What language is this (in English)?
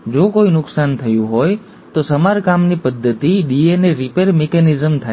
Gujarati